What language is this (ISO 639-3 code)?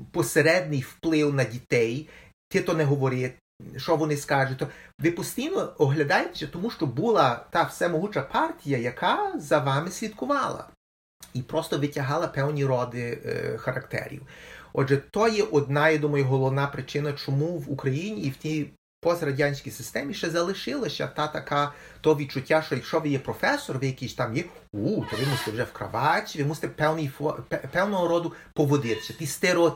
ukr